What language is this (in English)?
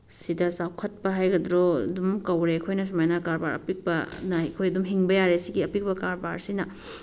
Manipuri